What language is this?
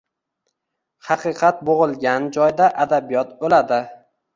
Uzbek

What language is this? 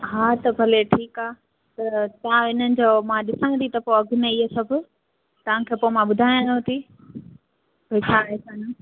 Sindhi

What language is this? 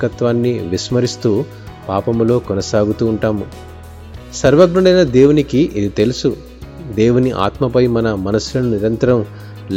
Telugu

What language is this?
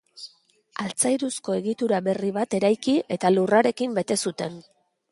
Basque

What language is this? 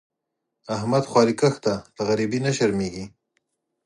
Pashto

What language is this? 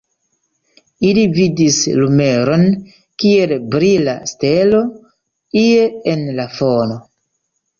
Esperanto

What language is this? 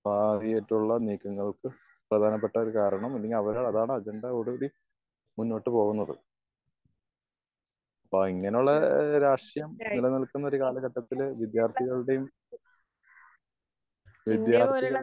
Malayalam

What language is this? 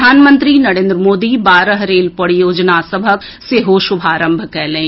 Maithili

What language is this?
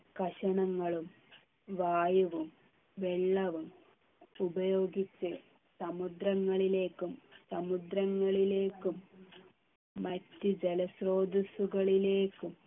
Malayalam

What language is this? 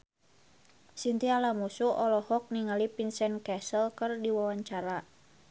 Sundanese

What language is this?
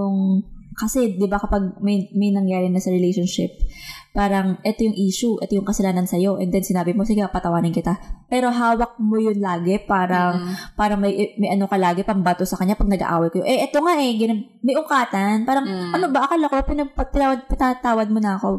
Filipino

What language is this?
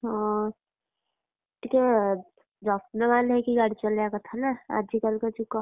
Odia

